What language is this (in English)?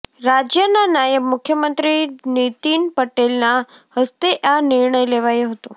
Gujarati